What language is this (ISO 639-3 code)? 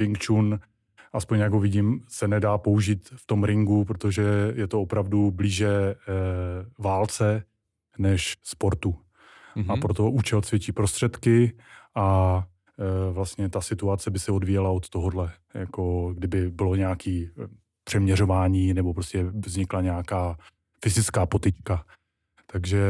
ces